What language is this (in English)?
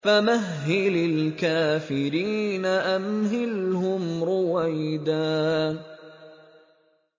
Arabic